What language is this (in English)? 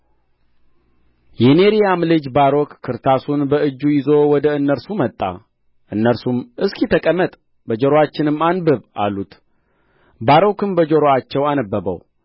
Amharic